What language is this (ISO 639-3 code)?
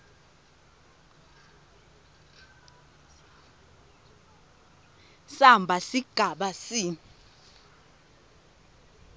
ssw